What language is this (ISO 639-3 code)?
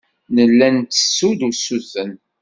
kab